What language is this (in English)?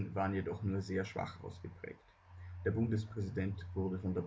German